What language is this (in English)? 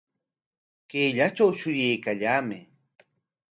Corongo Ancash Quechua